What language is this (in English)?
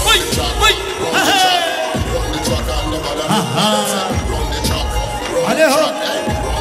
Arabic